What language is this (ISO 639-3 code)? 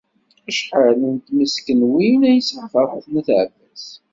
kab